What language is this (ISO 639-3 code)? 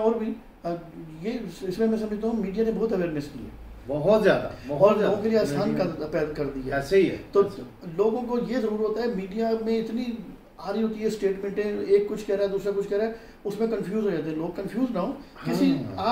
hin